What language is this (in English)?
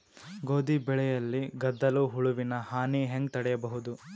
Kannada